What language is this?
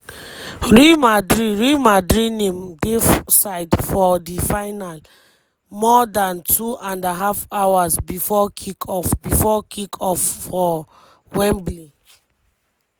Nigerian Pidgin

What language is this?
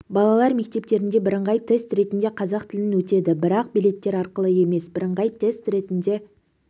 Kazakh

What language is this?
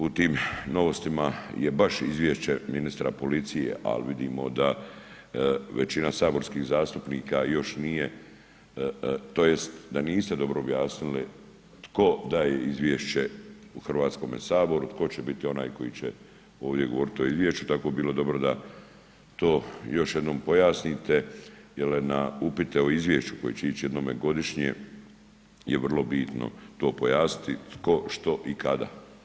Croatian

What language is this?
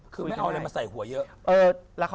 Thai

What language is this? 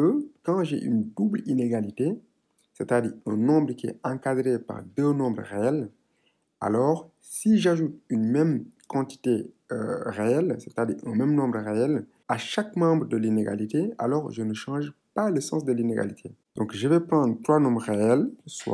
French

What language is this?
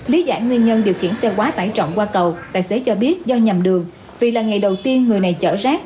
Vietnamese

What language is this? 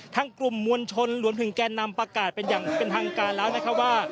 Thai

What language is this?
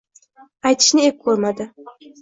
Uzbek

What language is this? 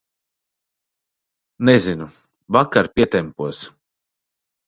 Latvian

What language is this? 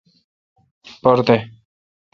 Kalkoti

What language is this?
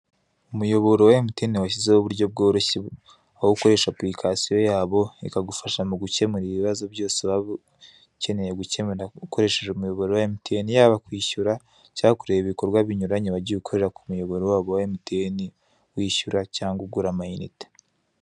Kinyarwanda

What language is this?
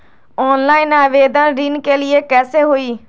Magahi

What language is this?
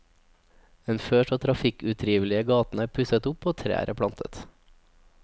Norwegian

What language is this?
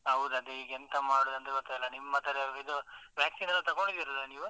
Kannada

